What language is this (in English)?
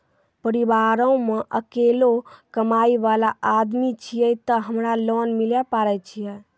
Maithili